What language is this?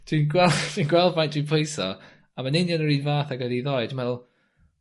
Welsh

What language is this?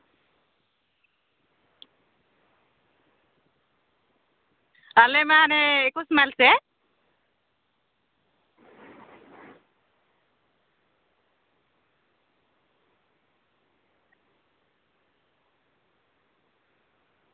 Santali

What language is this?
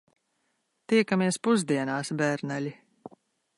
Latvian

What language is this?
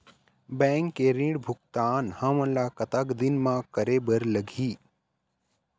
Chhattisgarhi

